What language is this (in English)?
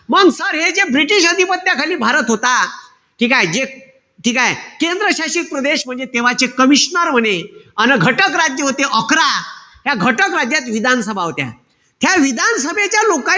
Marathi